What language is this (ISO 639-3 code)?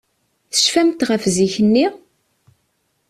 kab